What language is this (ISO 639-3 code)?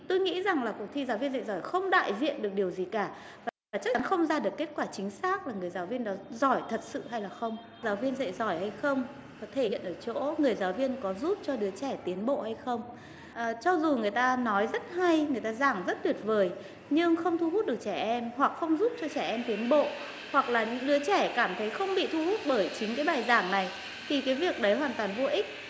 vie